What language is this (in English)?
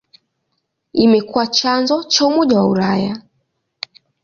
Swahili